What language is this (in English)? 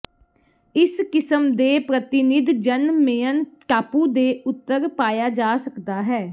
Punjabi